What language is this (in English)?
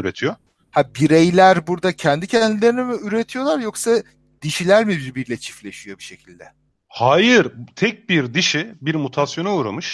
Turkish